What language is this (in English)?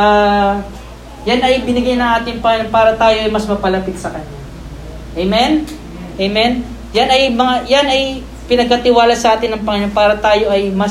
Filipino